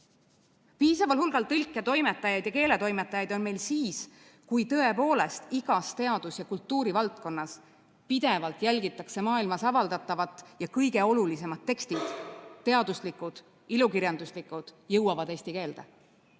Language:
Estonian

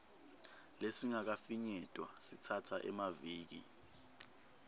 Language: Swati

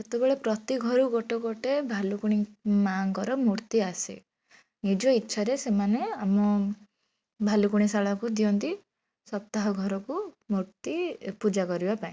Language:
Odia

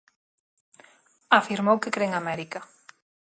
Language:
Galician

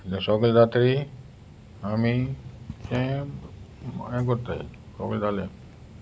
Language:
Konkani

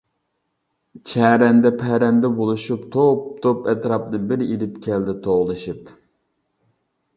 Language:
Uyghur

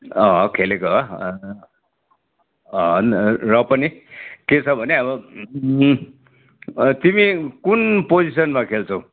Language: Nepali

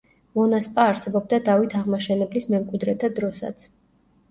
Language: Georgian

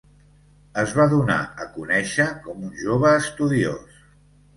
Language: Catalan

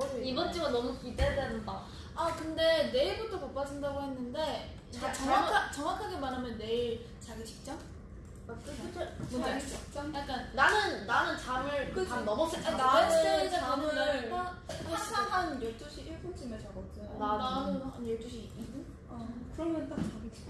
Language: Korean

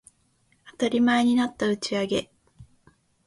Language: Japanese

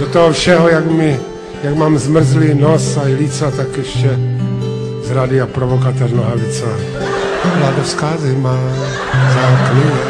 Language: Czech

